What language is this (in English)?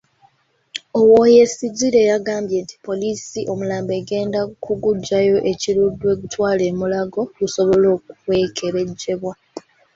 Ganda